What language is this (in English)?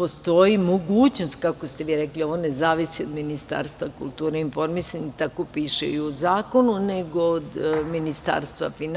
Serbian